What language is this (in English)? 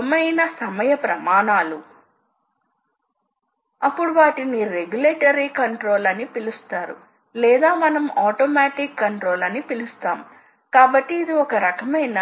Telugu